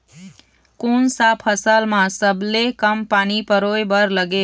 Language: Chhattisgarhi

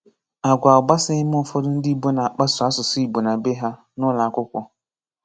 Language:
Igbo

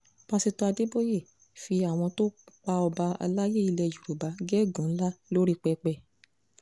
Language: Yoruba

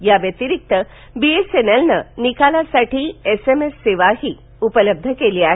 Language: Marathi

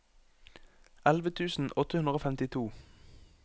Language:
Norwegian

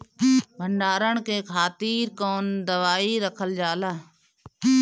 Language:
Bhojpuri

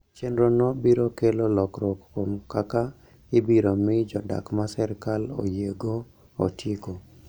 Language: Luo (Kenya and Tanzania)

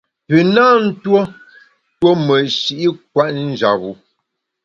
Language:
Bamun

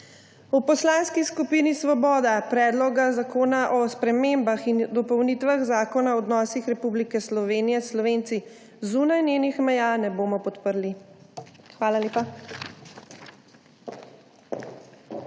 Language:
Slovenian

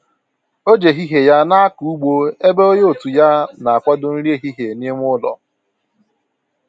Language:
Igbo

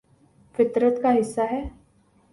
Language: Urdu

